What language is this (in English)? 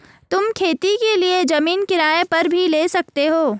Hindi